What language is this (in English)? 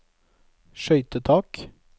Norwegian